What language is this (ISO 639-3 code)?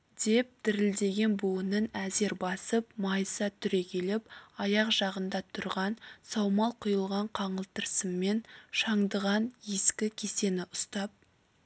kaz